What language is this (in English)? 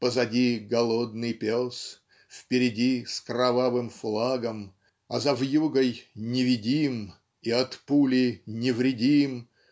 Russian